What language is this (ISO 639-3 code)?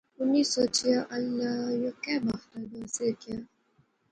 phr